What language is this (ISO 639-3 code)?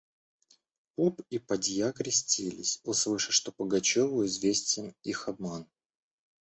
rus